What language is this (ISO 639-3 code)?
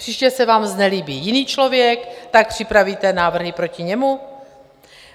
ces